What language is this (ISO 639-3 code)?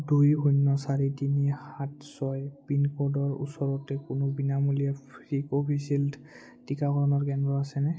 asm